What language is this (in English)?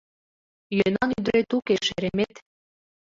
Mari